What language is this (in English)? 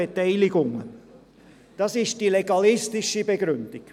Swiss German